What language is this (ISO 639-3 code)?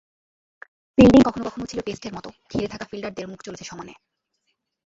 ben